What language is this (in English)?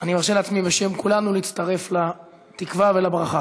Hebrew